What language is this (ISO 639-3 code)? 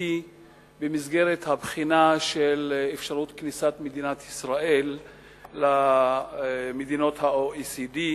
heb